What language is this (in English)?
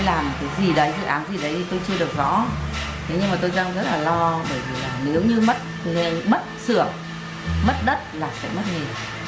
Vietnamese